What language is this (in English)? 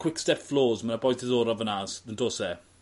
Welsh